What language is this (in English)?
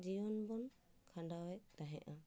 Santali